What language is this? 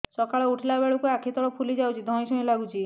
Odia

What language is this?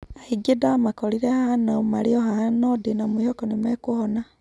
Kikuyu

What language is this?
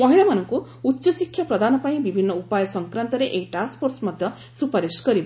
Odia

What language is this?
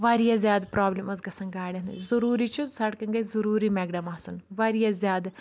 Kashmiri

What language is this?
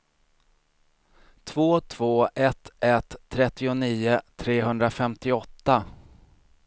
Swedish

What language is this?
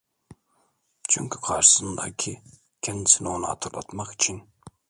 Turkish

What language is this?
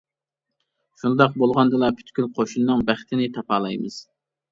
Uyghur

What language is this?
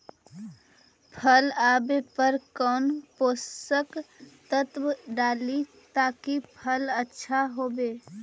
Magahi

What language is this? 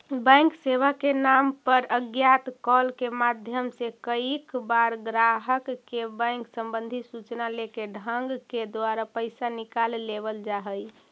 Magahi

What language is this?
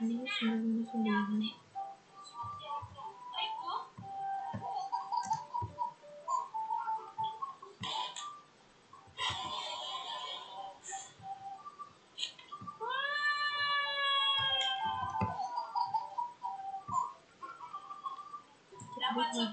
Indonesian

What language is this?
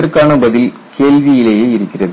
Tamil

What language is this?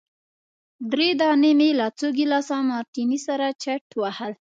Pashto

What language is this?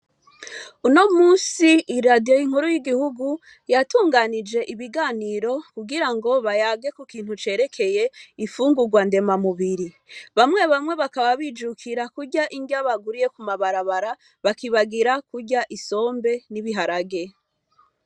Rundi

